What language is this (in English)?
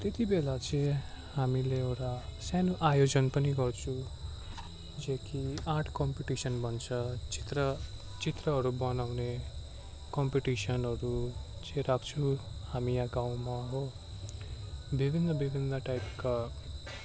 Nepali